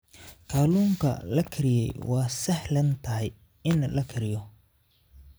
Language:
Somali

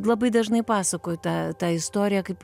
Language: Lithuanian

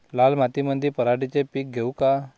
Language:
Marathi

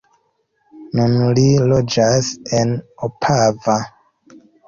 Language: Esperanto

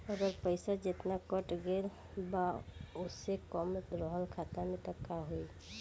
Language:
Bhojpuri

